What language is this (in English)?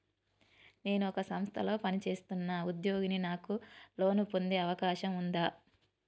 Telugu